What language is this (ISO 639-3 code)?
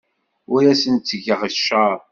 kab